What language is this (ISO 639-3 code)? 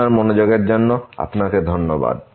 ben